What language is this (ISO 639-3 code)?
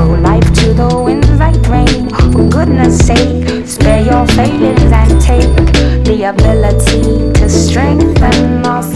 ell